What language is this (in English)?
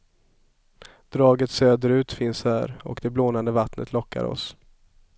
Swedish